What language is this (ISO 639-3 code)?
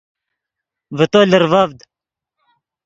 ydg